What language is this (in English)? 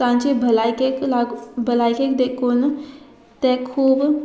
Konkani